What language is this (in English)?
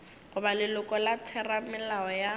Northern Sotho